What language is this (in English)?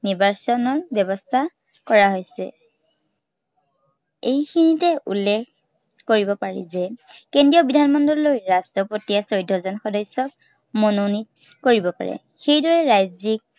Assamese